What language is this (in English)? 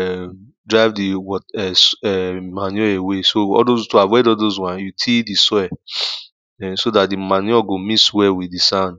Nigerian Pidgin